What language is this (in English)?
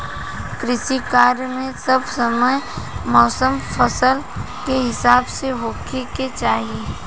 Bhojpuri